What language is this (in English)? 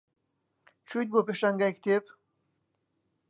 Central Kurdish